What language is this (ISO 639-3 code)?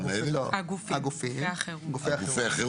heb